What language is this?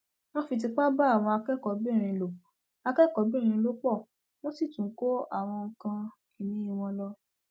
Yoruba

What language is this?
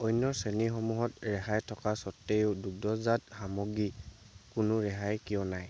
Assamese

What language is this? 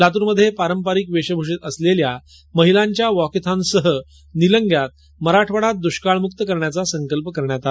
Marathi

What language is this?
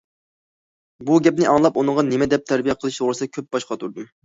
Uyghur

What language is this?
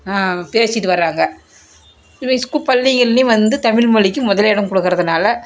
Tamil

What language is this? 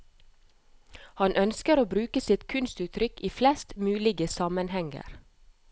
Norwegian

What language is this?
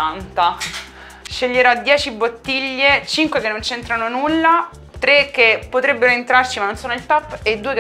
Italian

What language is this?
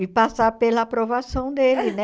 Portuguese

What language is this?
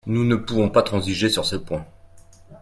French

